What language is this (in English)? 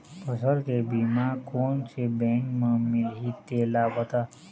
Chhattisgarhi